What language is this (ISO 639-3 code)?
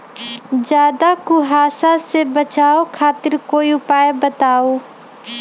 mag